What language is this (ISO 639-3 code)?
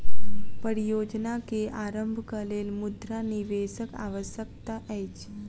mai